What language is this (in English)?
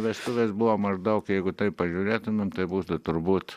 Lithuanian